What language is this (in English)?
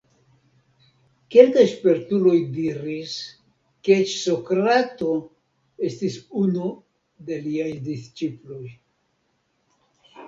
Esperanto